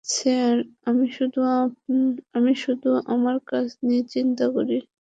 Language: Bangla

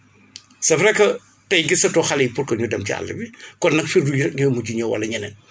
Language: Wolof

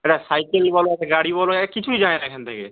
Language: Bangla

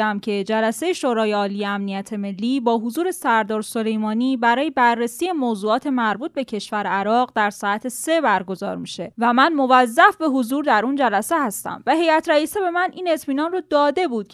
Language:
Persian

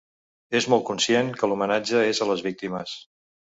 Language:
Catalan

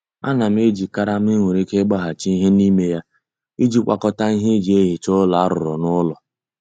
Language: Igbo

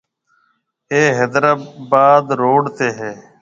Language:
Marwari (Pakistan)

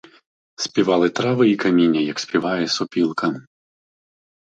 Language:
Ukrainian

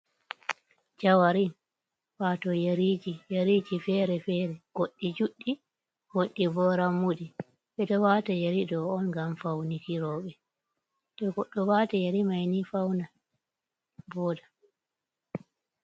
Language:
Fula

